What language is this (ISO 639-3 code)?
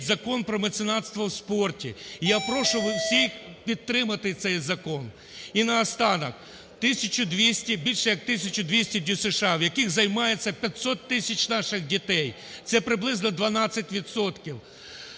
ukr